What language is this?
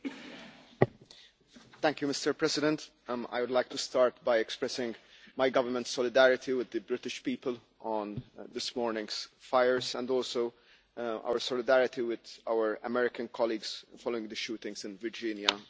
English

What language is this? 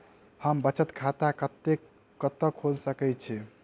Maithili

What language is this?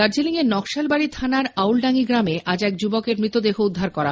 Bangla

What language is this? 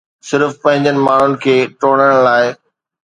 Sindhi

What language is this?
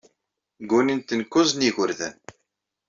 Kabyle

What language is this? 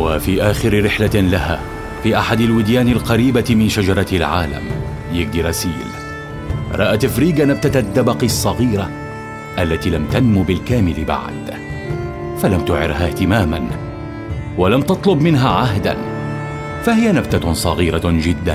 Arabic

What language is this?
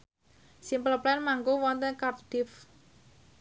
Javanese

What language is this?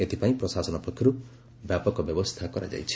Odia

